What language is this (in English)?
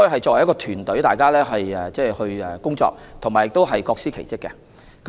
Cantonese